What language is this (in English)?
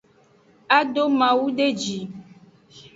Aja (Benin)